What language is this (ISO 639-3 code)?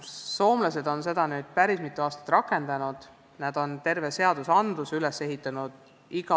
est